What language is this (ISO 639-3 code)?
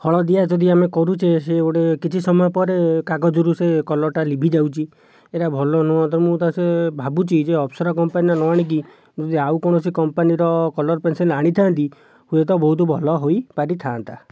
ori